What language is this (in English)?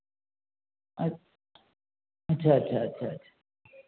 Maithili